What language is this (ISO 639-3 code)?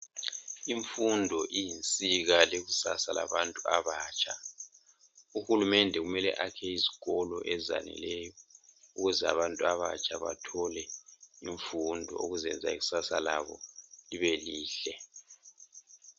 nde